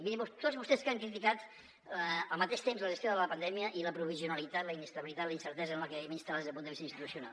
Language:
Catalan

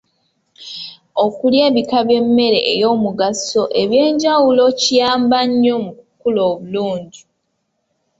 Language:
Ganda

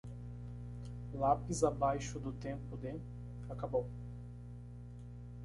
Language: Portuguese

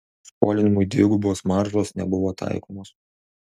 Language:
Lithuanian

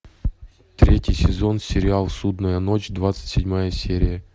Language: Russian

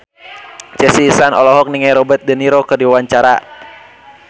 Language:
Sundanese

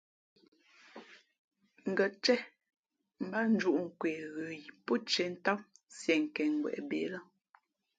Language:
Fe'fe'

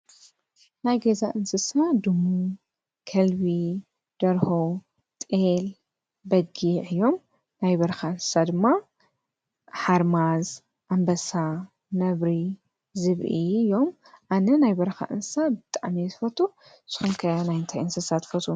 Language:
Tigrinya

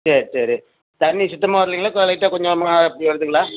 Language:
Tamil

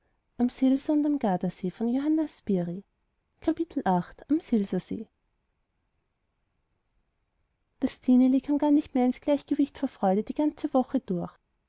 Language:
German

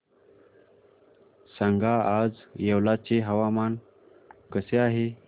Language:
Marathi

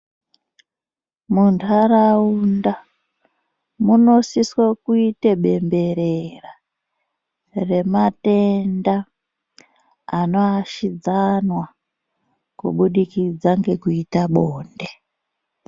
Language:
Ndau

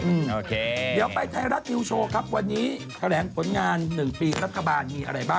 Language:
Thai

